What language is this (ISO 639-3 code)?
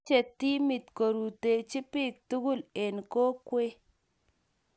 kln